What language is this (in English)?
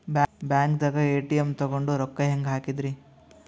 Kannada